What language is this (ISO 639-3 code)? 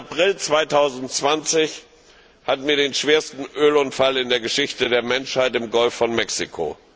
deu